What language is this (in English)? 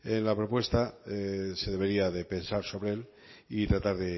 Spanish